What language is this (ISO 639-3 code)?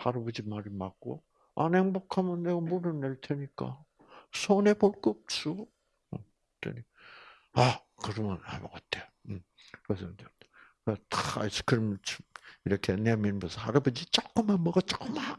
kor